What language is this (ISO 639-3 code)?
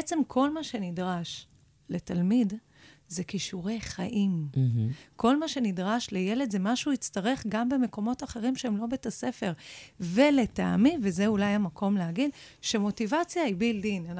heb